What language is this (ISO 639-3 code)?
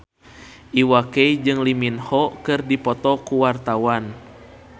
sun